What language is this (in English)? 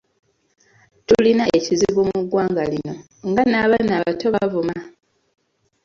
Ganda